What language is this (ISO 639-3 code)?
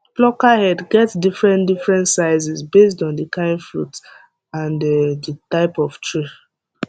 pcm